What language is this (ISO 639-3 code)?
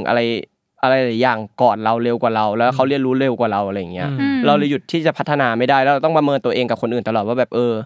tha